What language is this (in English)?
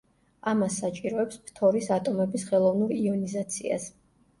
Georgian